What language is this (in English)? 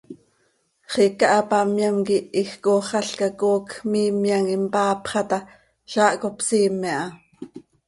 Seri